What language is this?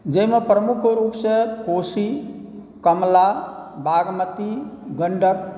Maithili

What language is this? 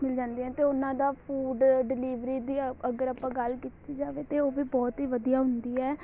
Punjabi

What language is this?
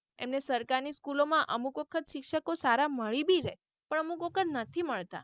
Gujarati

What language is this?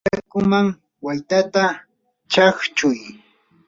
Yanahuanca Pasco Quechua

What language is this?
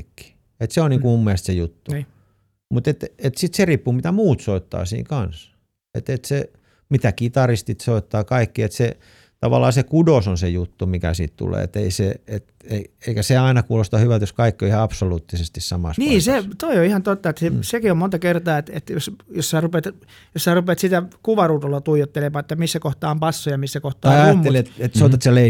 Finnish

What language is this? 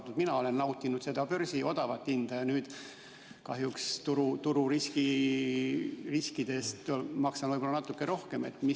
Estonian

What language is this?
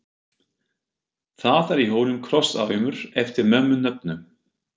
Icelandic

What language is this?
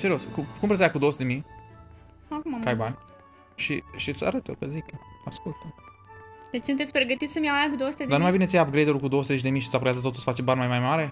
Romanian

